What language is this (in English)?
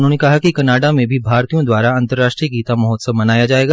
Hindi